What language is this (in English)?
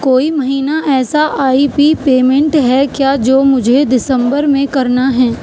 Urdu